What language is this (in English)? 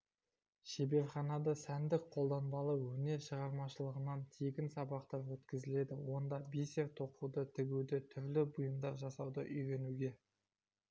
Kazakh